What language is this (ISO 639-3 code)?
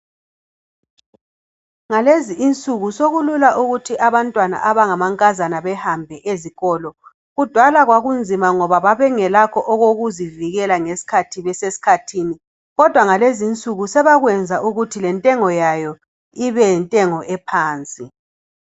nde